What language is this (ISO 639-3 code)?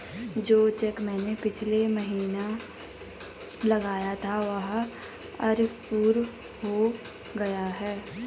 hin